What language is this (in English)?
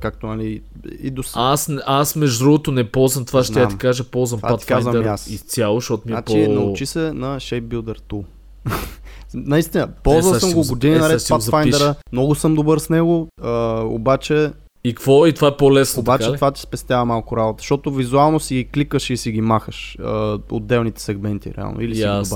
Bulgarian